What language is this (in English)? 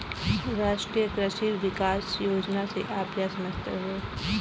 Hindi